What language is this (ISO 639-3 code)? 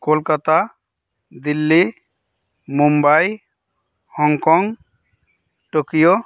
sat